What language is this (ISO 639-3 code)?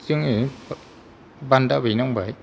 brx